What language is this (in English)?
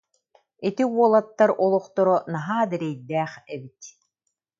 Yakut